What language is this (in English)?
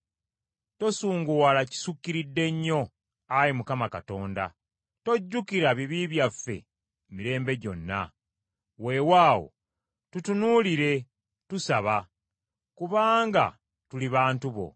Ganda